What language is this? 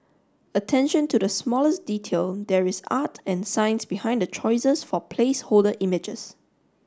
English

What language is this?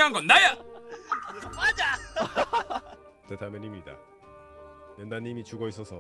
Korean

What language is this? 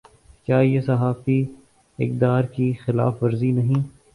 Urdu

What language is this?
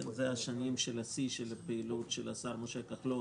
Hebrew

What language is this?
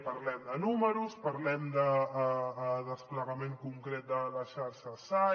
Catalan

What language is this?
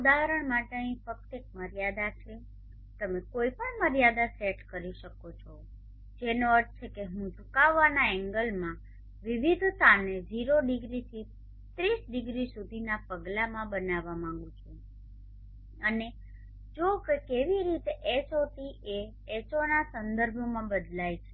Gujarati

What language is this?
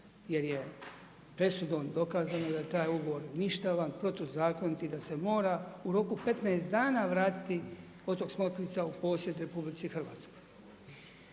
Croatian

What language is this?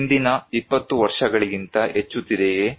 Kannada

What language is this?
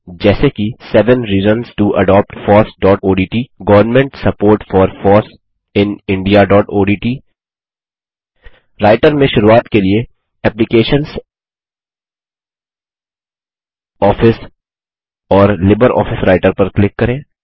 Hindi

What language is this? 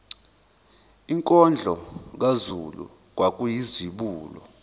Zulu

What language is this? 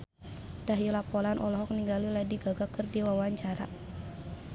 Sundanese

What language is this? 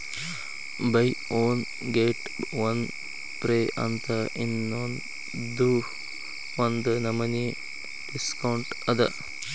Kannada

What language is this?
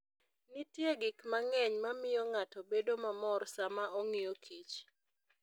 Luo (Kenya and Tanzania)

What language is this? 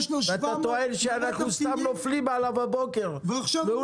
Hebrew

